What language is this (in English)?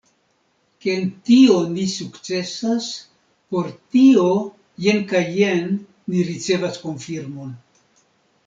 Esperanto